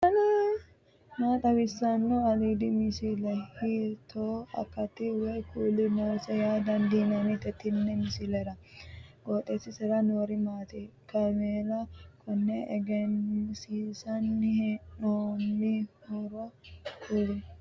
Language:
Sidamo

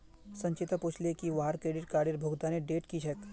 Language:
Magahi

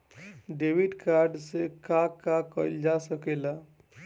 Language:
Bhojpuri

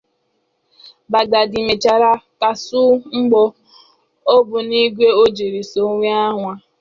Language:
Igbo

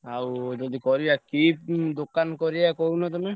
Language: Odia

